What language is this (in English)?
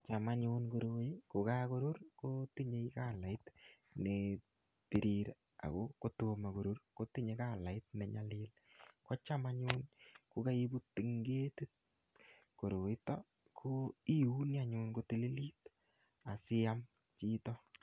Kalenjin